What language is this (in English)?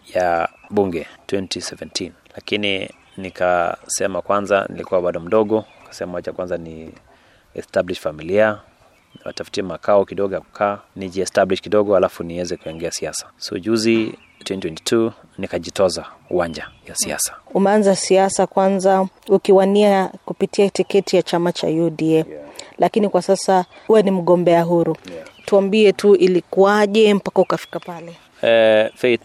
Swahili